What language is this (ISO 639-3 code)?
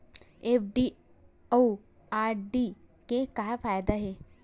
hne